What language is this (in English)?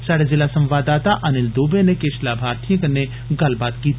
Dogri